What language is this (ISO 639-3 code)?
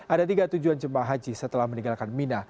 ind